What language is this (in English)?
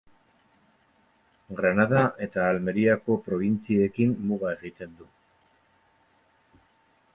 Basque